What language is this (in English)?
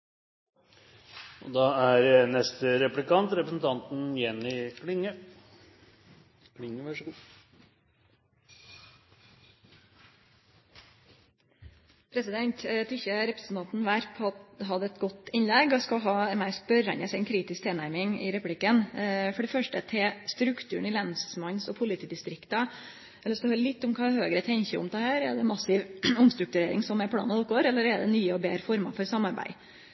Norwegian Nynorsk